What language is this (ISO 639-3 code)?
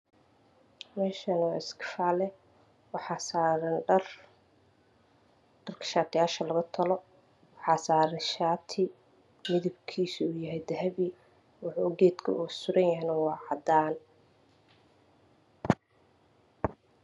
som